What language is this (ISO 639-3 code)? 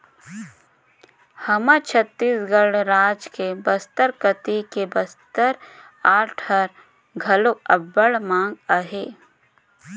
hne